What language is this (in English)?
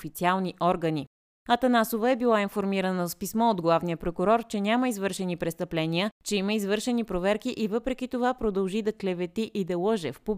Bulgarian